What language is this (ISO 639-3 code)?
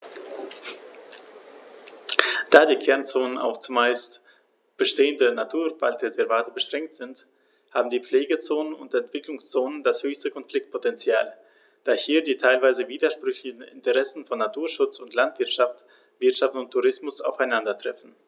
deu